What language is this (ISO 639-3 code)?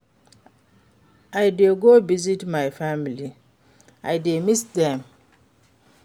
pcm